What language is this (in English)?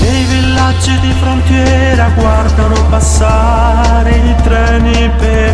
Greek